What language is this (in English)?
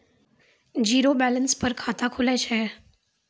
Maithili